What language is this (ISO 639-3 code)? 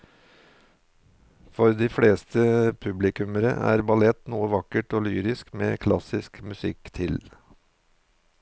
nor